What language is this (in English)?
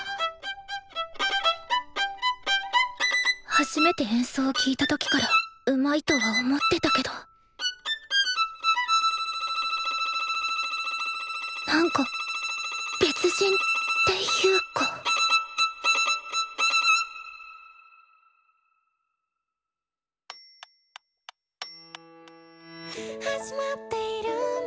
Japanese